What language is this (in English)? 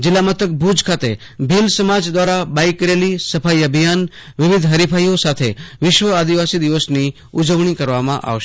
Gujarati